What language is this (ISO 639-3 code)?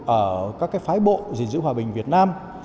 vie